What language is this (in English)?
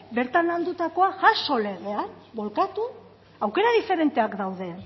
Basque